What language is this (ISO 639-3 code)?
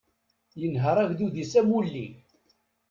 kab